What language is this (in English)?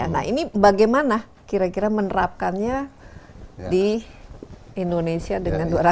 Indonesian